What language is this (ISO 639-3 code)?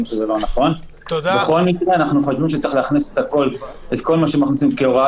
heb